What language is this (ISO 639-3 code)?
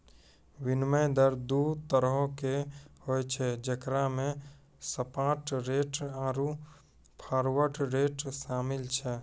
mai